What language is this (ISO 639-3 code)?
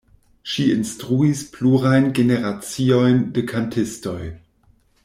epo